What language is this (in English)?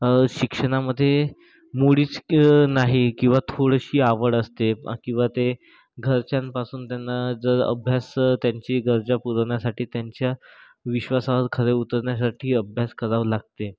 Marathi